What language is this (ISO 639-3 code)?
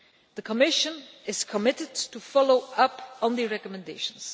eng